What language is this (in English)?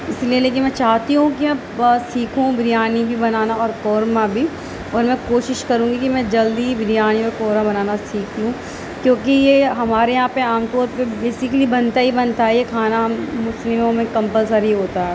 Urdu